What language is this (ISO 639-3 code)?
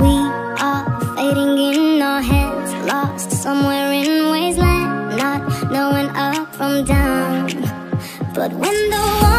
eng